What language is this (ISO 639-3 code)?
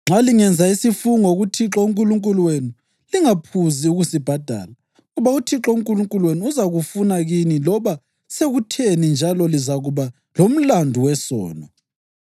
nde